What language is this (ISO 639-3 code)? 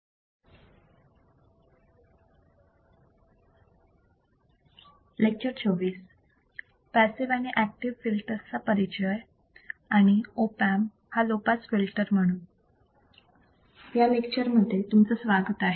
mar